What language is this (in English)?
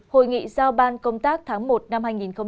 Vietnamese